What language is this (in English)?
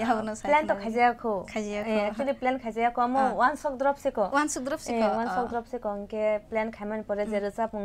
Korean